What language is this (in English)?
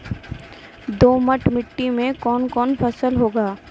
Maithili